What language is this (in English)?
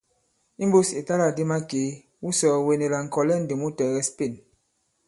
Bankon